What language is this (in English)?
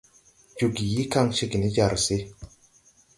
Tupuri